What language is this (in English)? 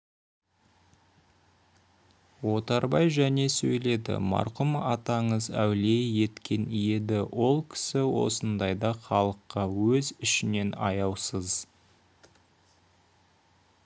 Kazakh